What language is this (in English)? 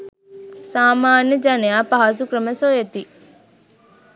Sinhala